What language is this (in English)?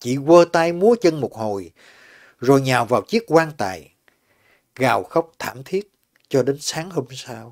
Vietnamese